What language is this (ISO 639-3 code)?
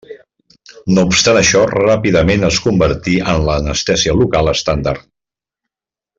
cat